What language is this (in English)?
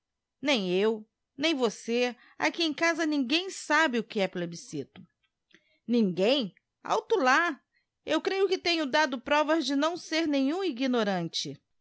Portuguese